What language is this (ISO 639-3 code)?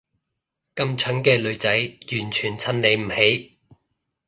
yue